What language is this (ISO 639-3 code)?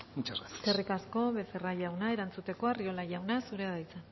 eus